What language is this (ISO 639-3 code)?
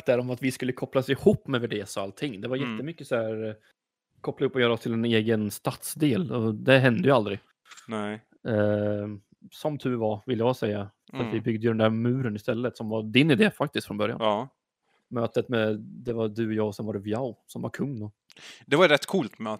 swe